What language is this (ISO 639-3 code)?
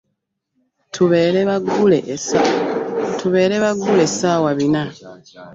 lug